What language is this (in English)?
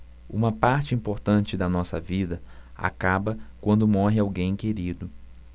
Portuguese